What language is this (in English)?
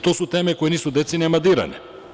Serbian